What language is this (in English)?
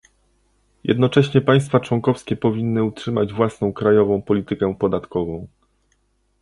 Polish